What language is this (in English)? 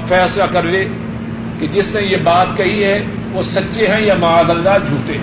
Urdu